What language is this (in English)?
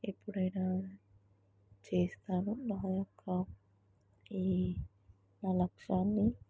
Telugu